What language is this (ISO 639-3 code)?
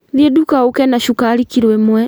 kik